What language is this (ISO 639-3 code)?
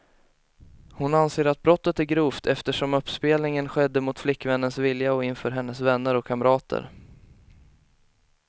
swe